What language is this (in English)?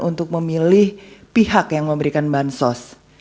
Indonesian